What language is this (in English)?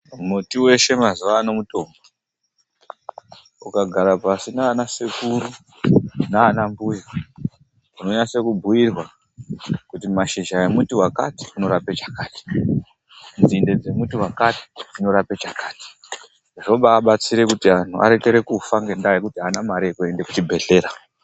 Ndau